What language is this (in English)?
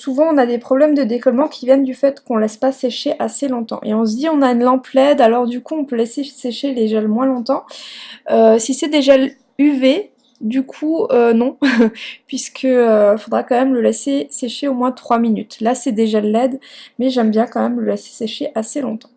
French